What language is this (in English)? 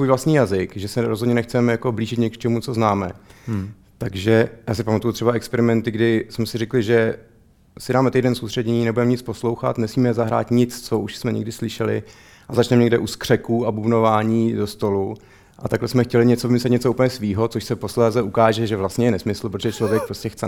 Czech